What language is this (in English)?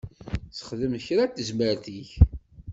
Kabyle